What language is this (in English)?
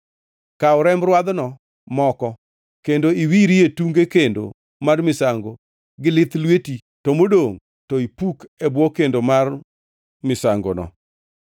Luo (Kenya and Tanzania)